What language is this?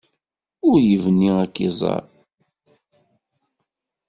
Kabyle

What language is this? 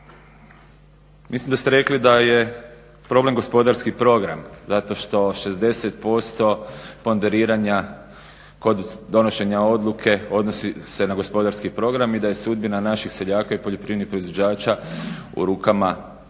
Croatian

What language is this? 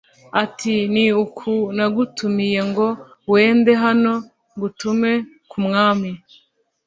Kinyarwanda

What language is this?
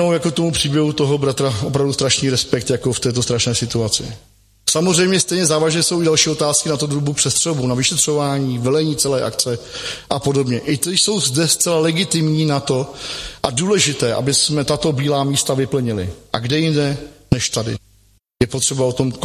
Czech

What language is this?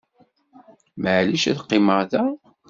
Kabyle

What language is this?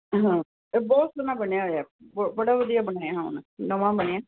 Punjabi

